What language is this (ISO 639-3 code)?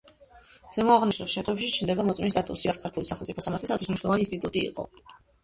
kat